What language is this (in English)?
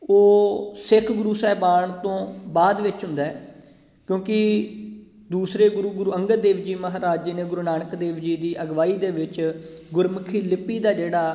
Punjabi